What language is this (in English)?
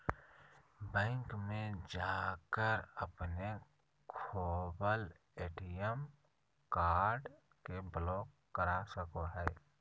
Magahi